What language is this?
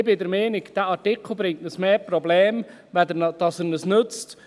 Swiss German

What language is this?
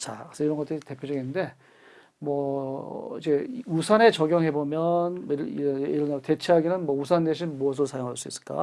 Korean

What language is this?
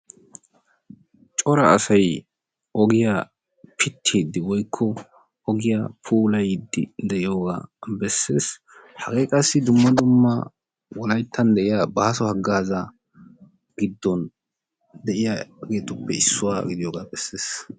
Wolaytta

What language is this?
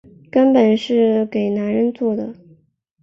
Chinese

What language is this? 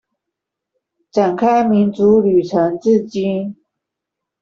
Chinese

